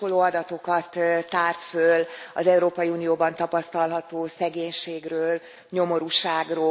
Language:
Hungarian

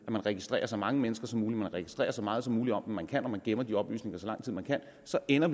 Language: Danish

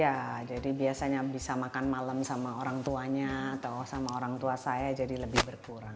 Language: Indonesian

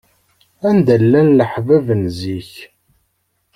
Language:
Kabyle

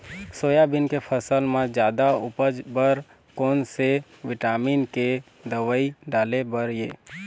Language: Chhattisgarhi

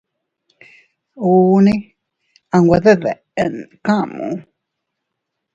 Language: Teutila Cuicatec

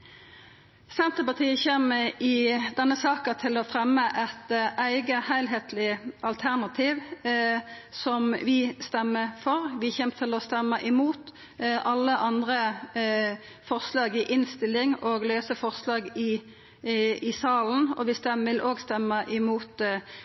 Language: Norwegian Nynorsk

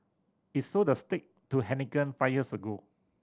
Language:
English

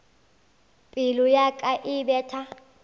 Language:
Northern Sotho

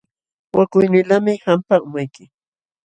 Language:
Jauja Wanca Quechua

